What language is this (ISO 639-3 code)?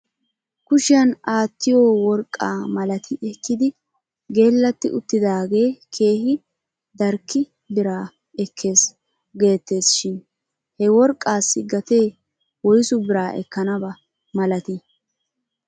wal